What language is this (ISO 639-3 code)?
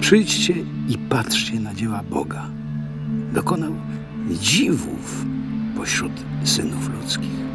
pol